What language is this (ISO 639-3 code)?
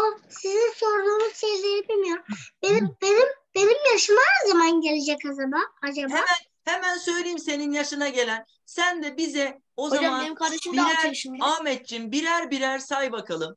tur